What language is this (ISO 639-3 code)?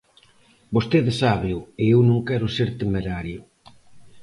glg